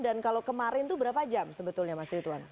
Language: Indonesian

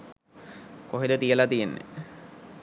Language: Sinhala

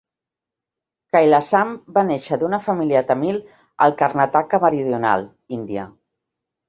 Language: Catalan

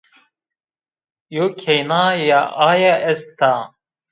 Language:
Zaza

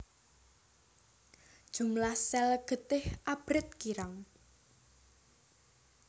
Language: Javanese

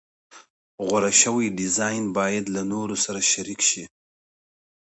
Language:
Pashto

